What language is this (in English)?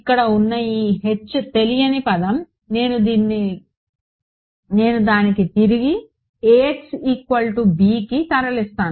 Telugu